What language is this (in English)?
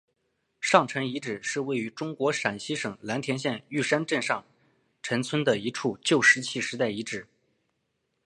Chinese